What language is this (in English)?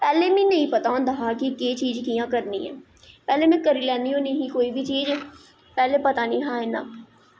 Dogri